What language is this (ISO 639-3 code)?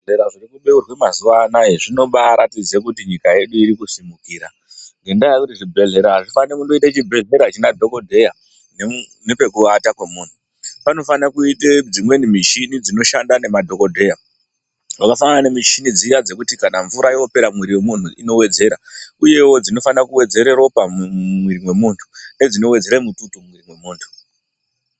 ndc